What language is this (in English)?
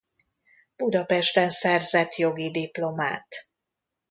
Hungarian